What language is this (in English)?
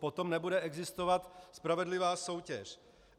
Czech